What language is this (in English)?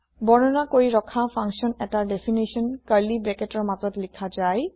Assamese